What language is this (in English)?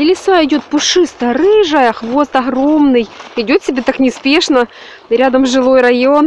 Russian